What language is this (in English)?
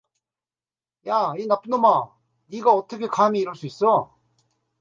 Korean